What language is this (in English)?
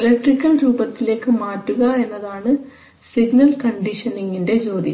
Malayalam